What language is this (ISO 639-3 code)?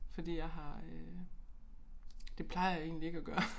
dan